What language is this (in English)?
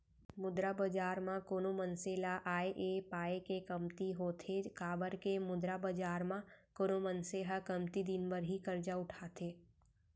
Chhattisgarhi